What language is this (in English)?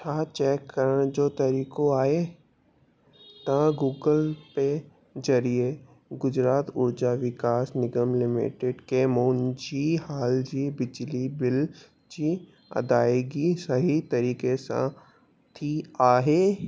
Sindhi